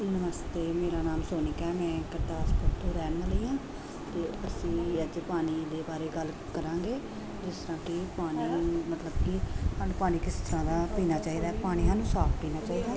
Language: Punjabi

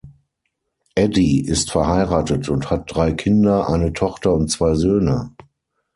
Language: German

